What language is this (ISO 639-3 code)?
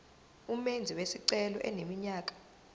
zul